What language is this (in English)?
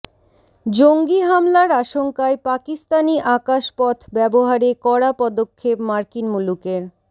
Bangla